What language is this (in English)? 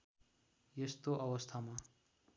Nepali